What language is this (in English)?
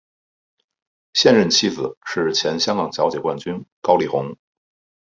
Chinese